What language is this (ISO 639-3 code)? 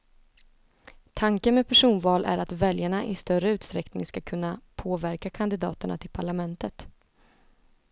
swe